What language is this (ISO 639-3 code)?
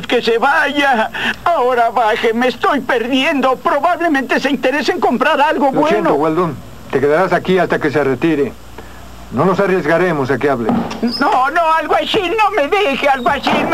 spa